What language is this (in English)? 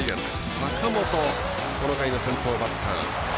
Japanese